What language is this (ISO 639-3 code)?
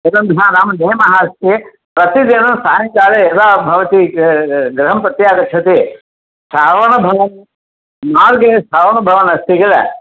san